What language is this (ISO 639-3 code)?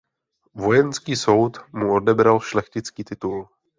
ces